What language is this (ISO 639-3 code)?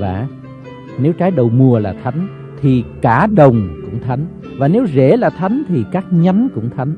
vie